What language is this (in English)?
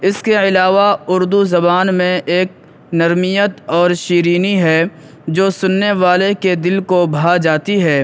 Urdu